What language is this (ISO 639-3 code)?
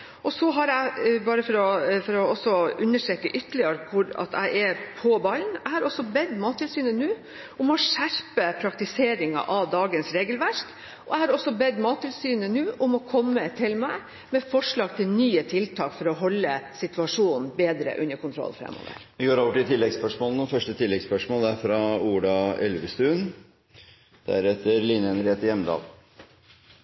nor